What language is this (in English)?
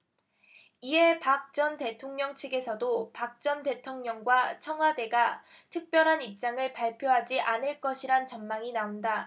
Korean